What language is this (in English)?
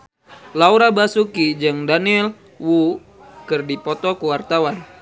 Sundanese